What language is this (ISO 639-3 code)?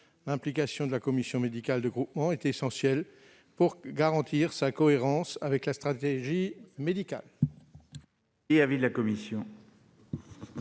fra